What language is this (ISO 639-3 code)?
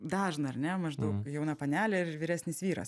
lit